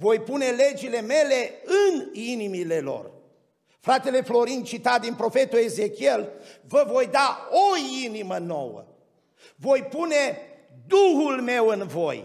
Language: Romanian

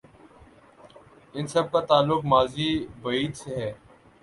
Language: Urdu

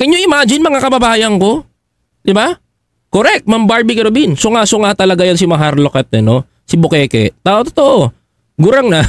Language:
Filipino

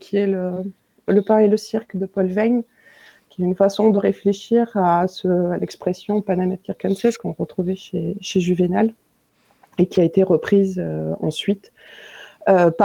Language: French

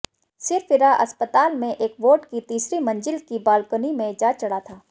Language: Hindi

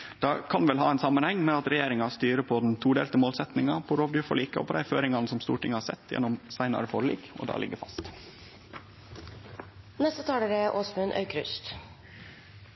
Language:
Norwegian Nynorsk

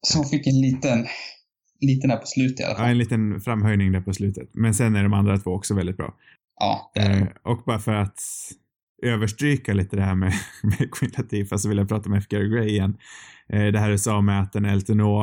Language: Swedish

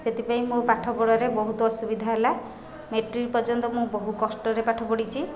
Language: Odia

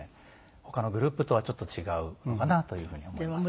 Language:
Japanese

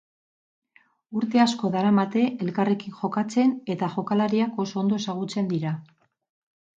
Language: Basque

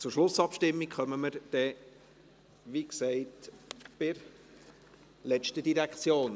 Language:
Swiss German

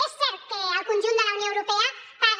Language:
Catalan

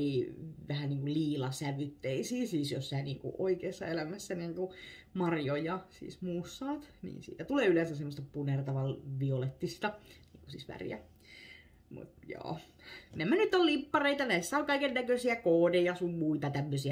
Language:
Finnish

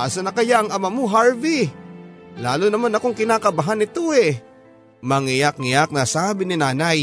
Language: Filipino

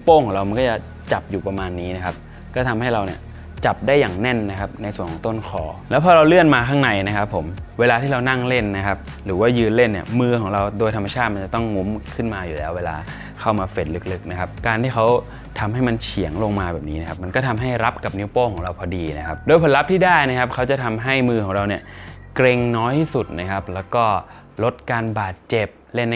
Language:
Thai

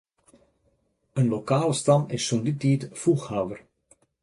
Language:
Western Frisian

